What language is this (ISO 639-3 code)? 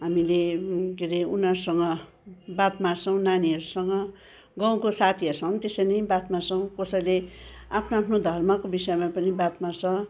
nep